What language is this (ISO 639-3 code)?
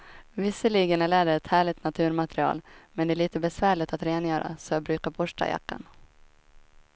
swe